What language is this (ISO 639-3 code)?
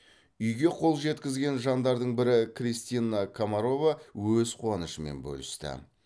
kaz